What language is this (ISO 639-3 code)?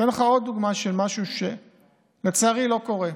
heb